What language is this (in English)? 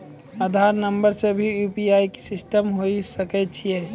Maithili